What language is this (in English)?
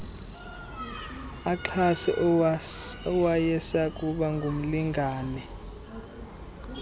Xhosa